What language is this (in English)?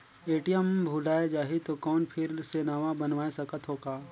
Chhattisgarhi